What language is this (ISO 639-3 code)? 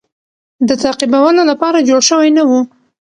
pus